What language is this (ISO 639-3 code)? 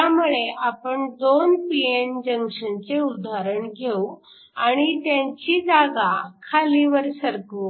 mar